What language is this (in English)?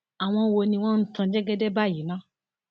Yoruba